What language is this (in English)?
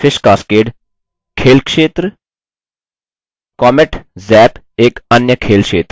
Hindi